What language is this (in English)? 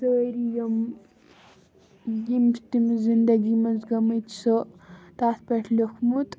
Kashmiri